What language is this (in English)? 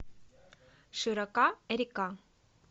Russian